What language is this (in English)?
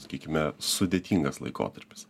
Lithuanian